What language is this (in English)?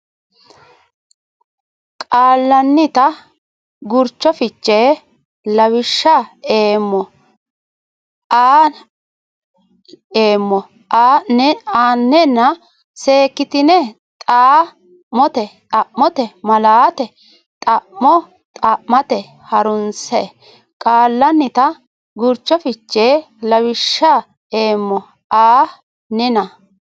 Sidamo